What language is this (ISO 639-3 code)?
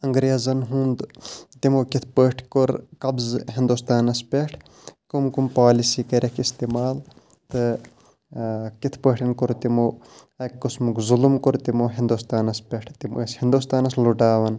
kas